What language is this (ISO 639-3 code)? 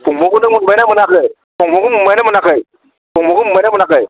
brx